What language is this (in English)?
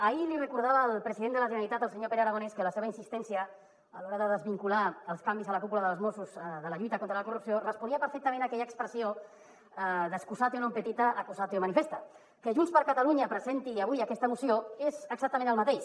Catalan